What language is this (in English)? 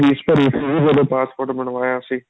Punjabi